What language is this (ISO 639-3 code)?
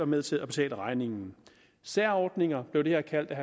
dan